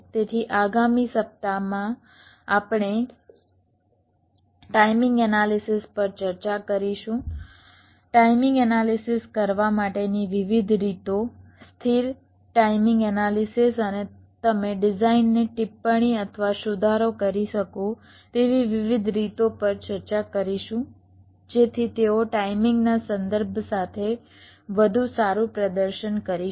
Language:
Gujarati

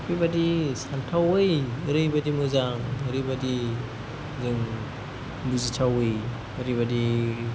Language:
Bodo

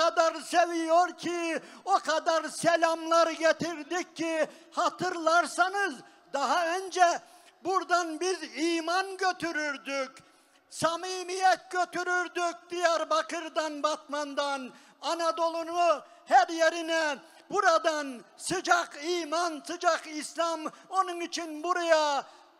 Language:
Turkish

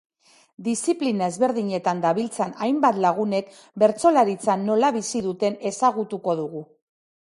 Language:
Basque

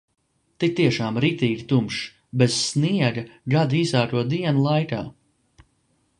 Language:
Latvian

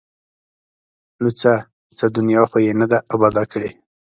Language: Pashto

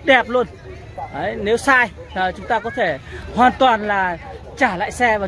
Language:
Vietnamese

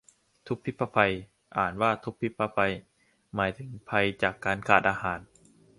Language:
Thai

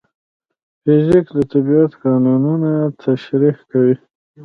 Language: Pashto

